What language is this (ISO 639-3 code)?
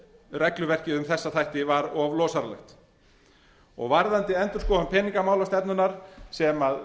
isl